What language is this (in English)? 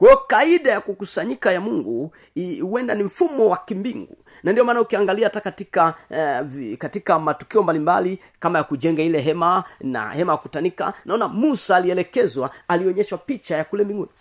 Swahili